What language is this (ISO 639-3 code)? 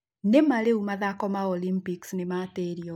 kik